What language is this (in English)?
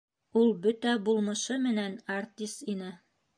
Bashkir